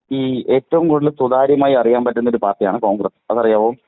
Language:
Malayalam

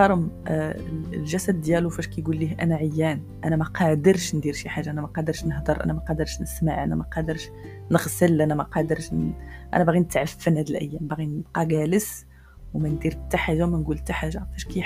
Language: Arabic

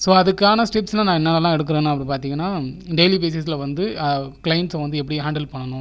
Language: Tamil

